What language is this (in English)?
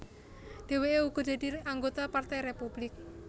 Javanese